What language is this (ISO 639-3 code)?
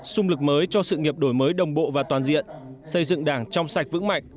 vie